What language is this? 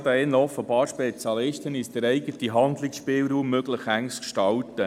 Swiss German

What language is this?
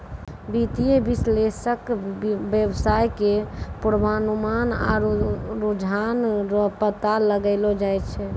Maithili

